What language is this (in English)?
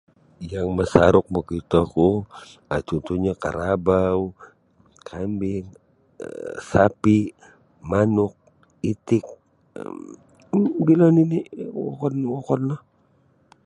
Sabah Bisaya